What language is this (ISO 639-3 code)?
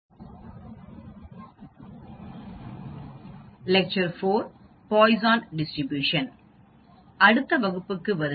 tam